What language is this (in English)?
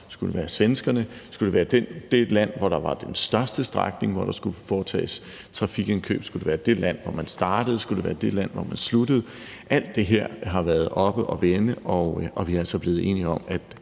Danish